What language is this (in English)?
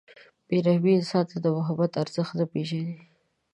Pashto